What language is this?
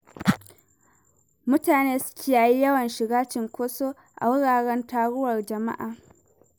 Hausa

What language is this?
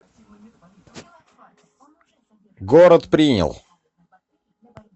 Russian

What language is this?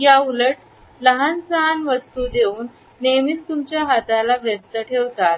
Marathi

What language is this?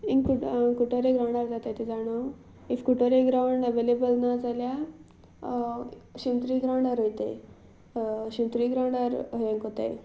Konkani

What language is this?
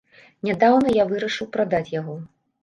Belarusian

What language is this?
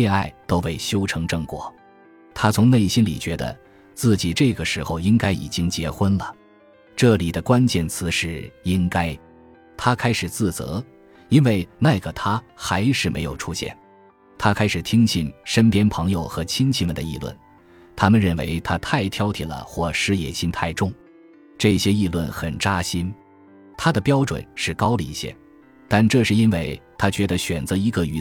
Chinese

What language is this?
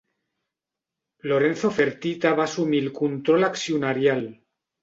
Catalan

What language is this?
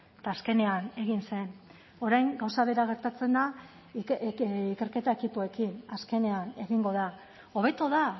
Basque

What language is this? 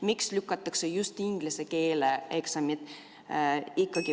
Estonian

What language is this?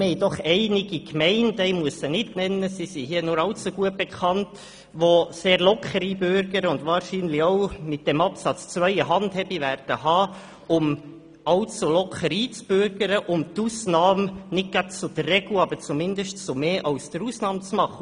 Swiss German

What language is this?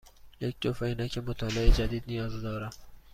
Persian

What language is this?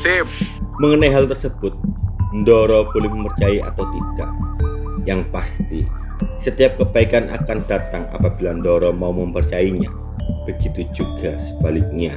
Indonesian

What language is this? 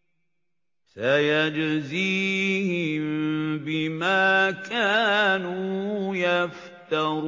Arabic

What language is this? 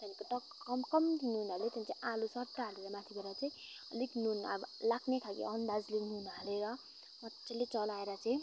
Nepali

